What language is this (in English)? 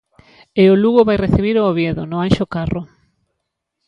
Galician